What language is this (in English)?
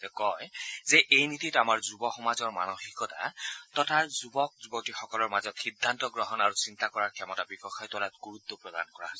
Assamese